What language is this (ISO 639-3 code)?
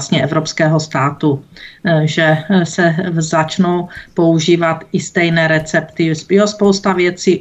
ces